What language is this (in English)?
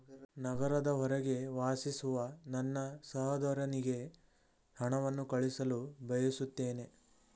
Kannada